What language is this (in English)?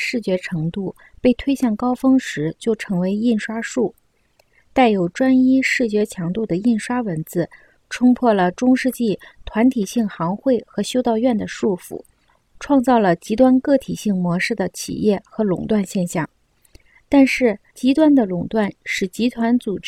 Chinese